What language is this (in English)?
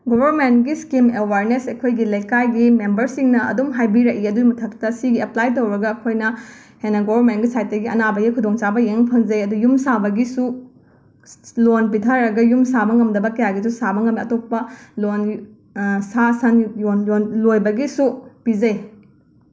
Manipuri